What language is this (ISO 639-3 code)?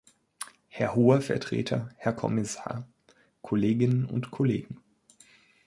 deu